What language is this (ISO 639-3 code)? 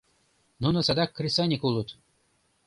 chm